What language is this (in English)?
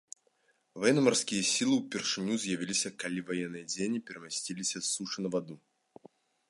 Belarusian